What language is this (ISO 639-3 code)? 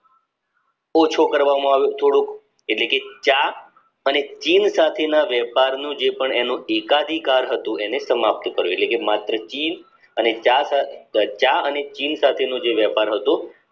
guj